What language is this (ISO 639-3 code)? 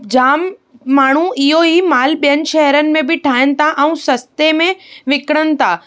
snd